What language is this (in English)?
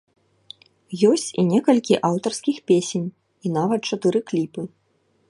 Belarusian